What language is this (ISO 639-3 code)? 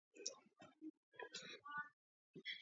kat